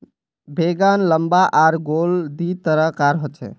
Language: Magahi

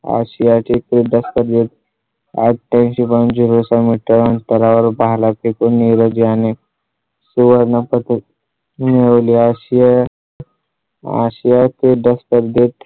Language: Marathi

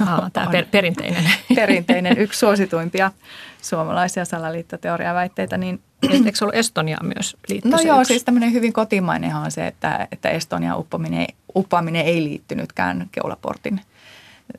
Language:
Finnish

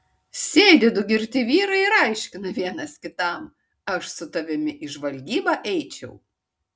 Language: Lithuanian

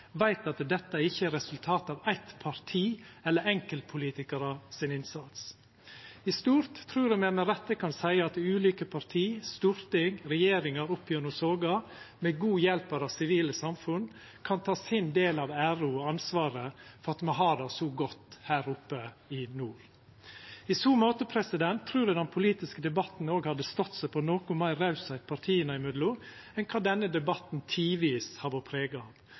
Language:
Norwegian Nynorsk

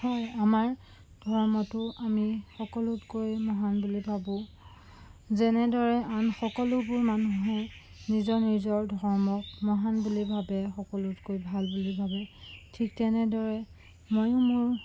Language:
Assamese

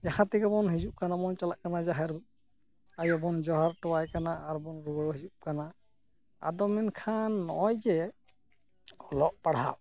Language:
Santali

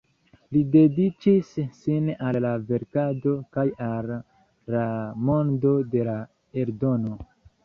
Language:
Esperanto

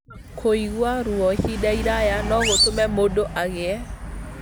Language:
Kikuyu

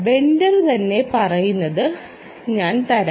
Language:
Malayalam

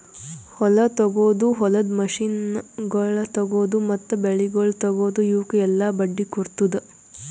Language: Kannada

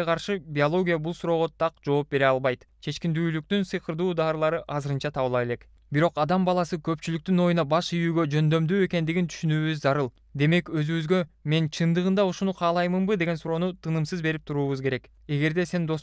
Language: Turkish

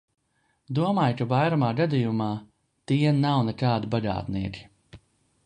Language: Latvian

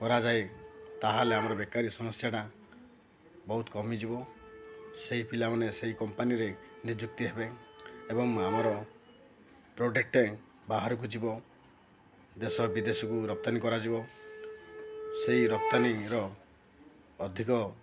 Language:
Odia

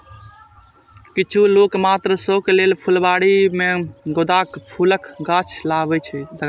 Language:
Maithili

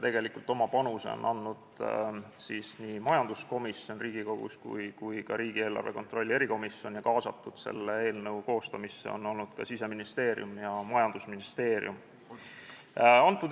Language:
Estonian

